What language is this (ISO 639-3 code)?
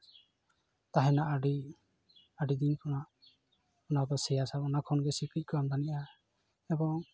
sat